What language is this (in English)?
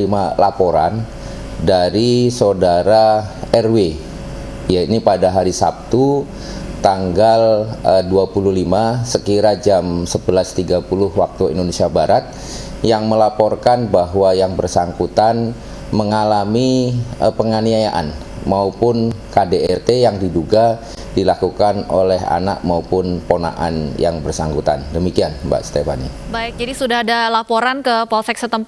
Indonesian